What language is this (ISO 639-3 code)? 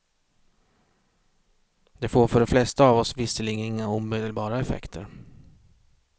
swe